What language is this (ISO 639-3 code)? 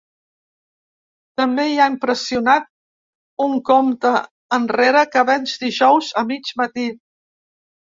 cat